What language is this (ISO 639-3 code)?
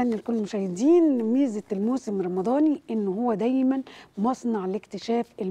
ara